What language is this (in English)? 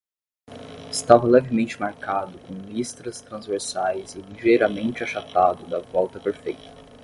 Portuguese